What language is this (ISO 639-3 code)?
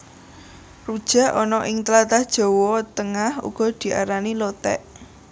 jav